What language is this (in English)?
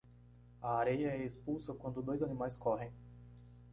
Portuguese